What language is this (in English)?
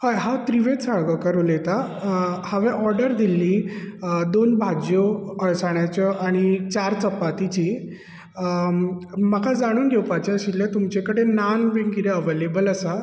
Konkani